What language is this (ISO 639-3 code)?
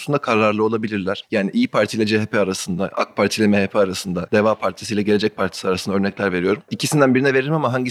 tur